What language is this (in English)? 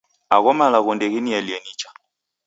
Taita